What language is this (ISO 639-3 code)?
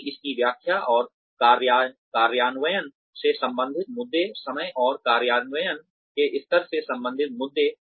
hin